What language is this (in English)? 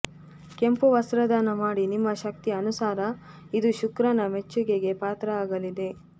Kannada